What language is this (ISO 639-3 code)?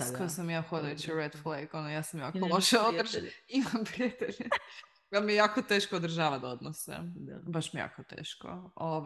hrv